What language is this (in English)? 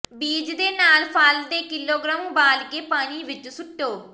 Punjabi